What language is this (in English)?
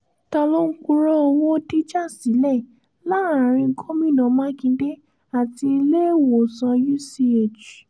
Yoruba